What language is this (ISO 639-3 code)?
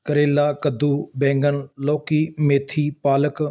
pan